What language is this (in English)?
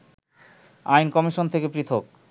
Bangla